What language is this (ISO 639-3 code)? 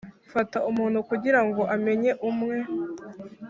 kin